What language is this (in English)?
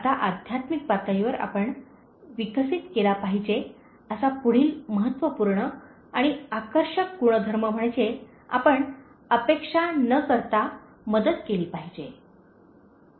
Marathi